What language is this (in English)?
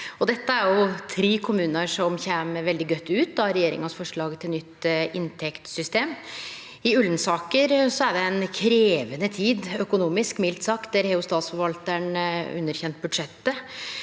Norwegian